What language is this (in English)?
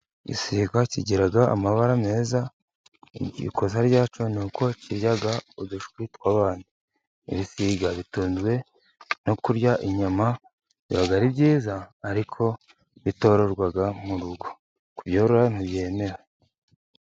Kinyarwanda